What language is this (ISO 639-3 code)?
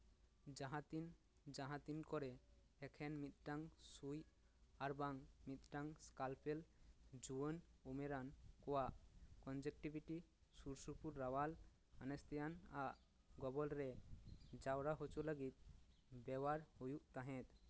sat